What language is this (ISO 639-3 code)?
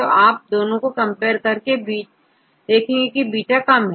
hin